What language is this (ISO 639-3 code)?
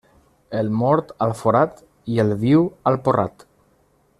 cat